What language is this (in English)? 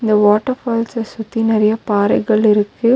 Tamil